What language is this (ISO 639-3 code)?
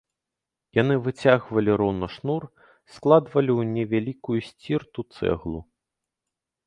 bel